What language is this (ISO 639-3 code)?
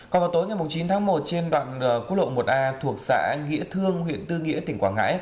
vie